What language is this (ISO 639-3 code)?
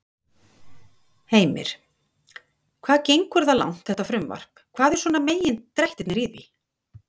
isl